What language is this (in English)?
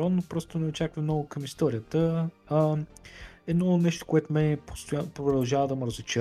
Bulgarian